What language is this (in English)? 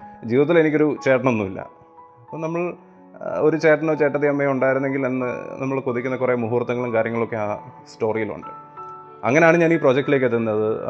Malayalam